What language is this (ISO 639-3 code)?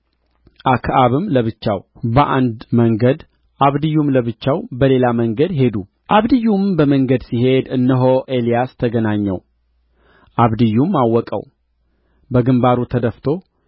amh